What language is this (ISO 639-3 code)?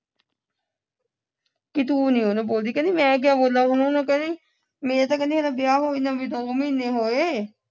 pan